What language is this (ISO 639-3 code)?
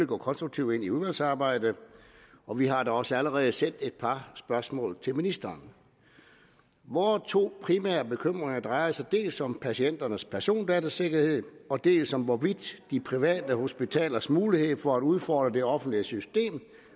dan